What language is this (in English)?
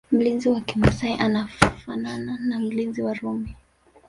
Swahili